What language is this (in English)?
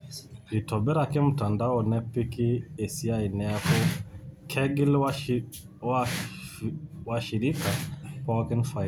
Masai